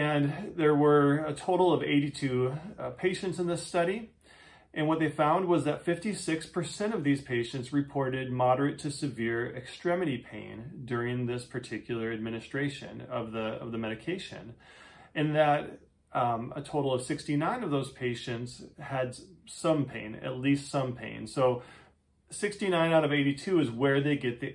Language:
English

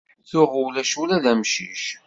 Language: Kabyle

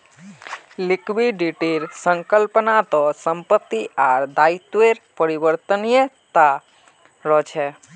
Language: Magahi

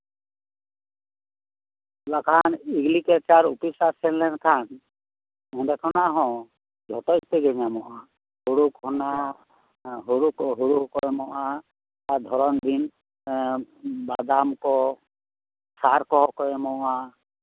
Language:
Santali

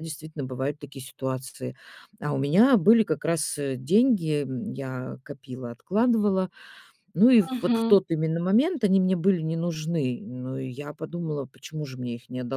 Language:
Russian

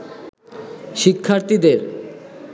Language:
Bangla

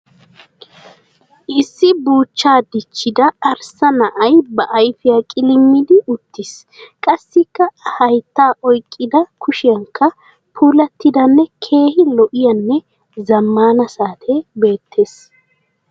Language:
Wolaytta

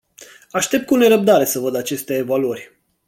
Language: Romanian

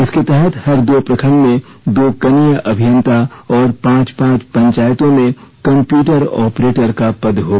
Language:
Hindi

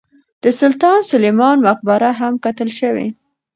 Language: Pashto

